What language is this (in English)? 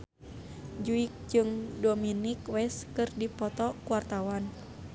Sundanese